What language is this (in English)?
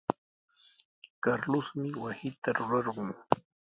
Sihuas Ancash Quechua